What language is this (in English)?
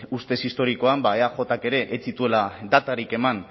Basque